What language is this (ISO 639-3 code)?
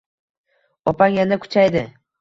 uzb